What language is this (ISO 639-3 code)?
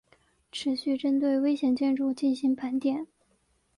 zho